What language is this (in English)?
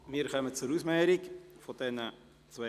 Swiss German